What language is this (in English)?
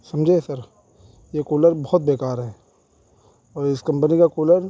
Urdu